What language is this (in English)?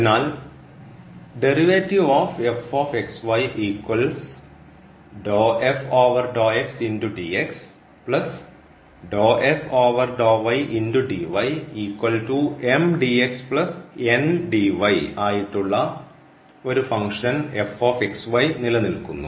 Malayalam